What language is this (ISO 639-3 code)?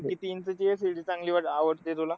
mar